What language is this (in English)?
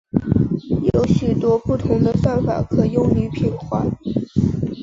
Chinese